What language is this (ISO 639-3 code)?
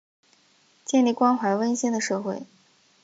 zho